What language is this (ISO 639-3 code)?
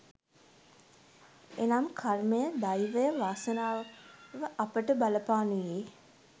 sin